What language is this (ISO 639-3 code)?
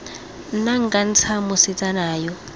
tsn